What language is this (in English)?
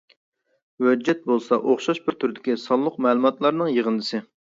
Uyghur